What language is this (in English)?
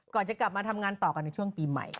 Thai